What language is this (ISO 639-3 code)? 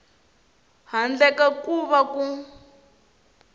tso